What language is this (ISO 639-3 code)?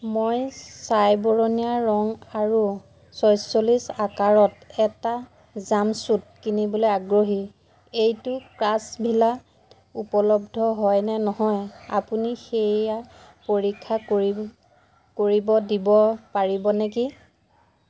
asm